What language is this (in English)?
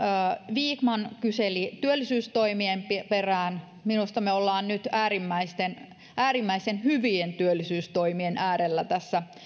Finnish